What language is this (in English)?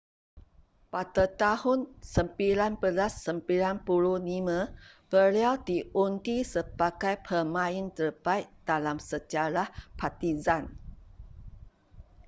Malay